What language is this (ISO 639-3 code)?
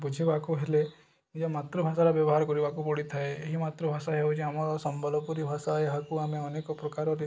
ori